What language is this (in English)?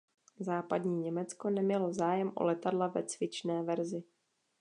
Czech